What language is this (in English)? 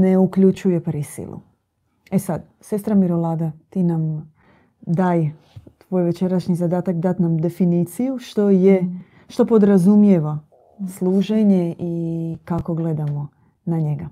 Croatian